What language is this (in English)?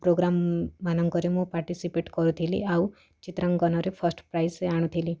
Odia